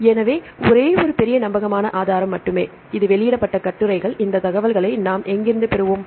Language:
Tamil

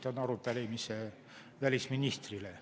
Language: Estonian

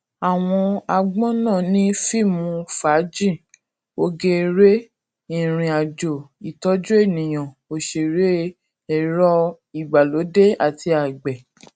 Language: Yoruba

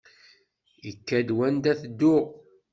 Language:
Kabyle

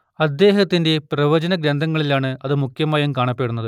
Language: Malayalam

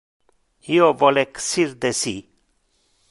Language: Interlingua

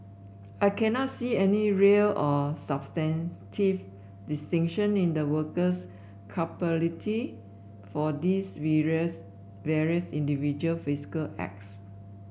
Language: English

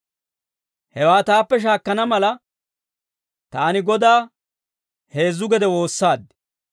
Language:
Dawro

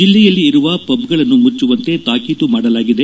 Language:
Kannada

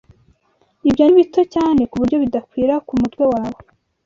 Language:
Kinyarwanda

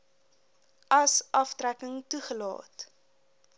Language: Afrikaans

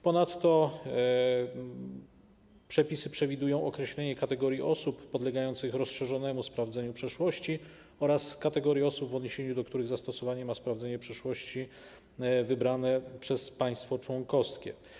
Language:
Polish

